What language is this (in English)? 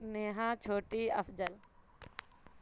Urdu